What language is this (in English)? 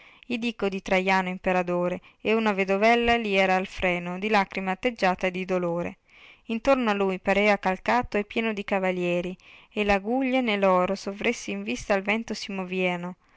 Italian